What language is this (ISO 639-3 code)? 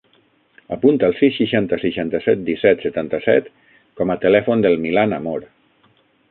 cat